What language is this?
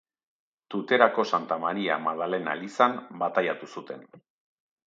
Basque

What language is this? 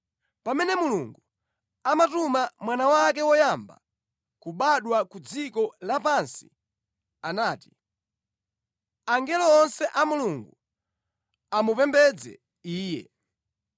Nyanja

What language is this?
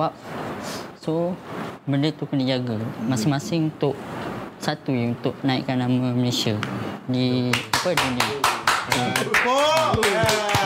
Malay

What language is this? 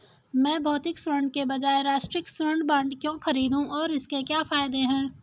Hindi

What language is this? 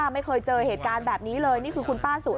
Thai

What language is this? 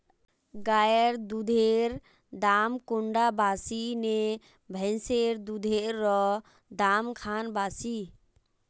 Magahi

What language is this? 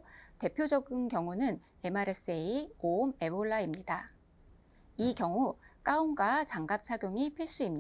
Korean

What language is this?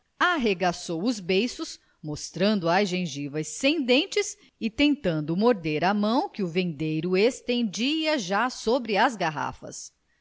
Portuguese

